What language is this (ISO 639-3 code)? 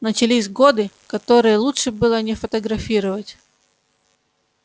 rus